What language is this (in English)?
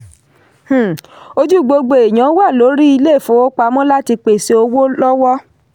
Yoruba